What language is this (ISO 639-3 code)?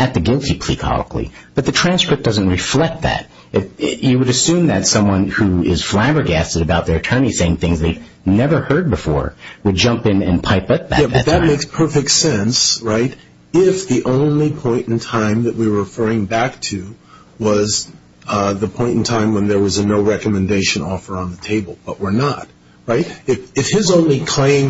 eng